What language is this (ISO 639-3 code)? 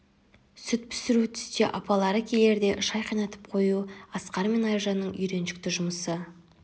kaz